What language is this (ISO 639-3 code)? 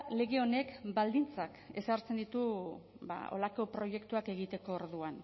eus